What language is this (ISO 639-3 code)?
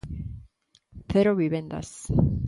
glg